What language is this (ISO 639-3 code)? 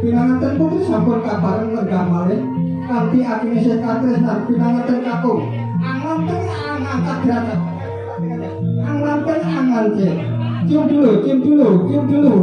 ind